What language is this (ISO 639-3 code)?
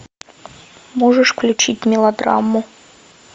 rus